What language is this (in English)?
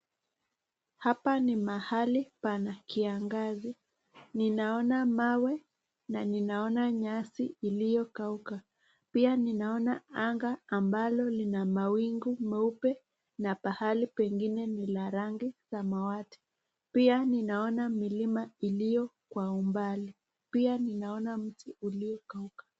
Swahili